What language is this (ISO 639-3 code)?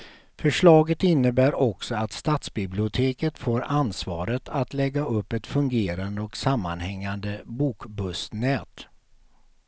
swe